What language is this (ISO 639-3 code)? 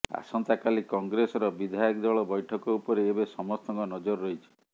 ori